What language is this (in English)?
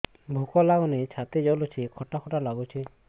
Odia